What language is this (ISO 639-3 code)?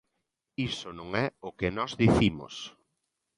glg